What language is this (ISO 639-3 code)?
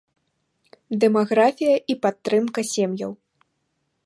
bel